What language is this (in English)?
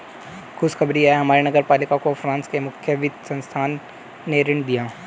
Hindi